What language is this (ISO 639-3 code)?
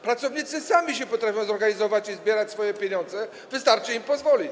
pol